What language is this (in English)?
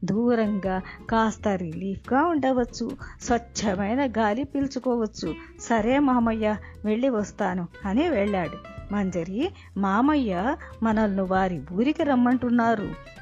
Telugu